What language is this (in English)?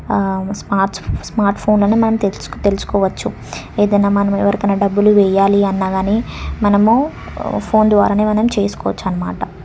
Telugu